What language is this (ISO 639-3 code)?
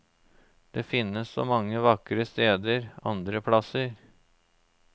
nor